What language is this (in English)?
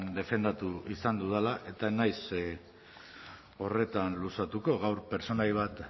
Basque